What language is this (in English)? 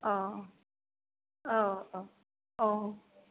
Bodo